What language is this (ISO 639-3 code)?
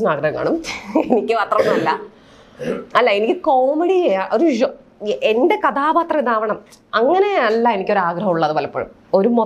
mal